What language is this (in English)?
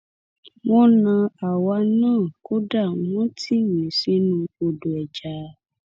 Yoruba